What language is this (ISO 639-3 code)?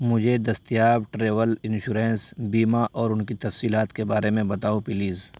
urd